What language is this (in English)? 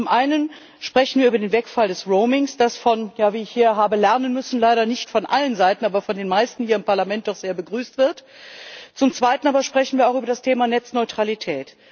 German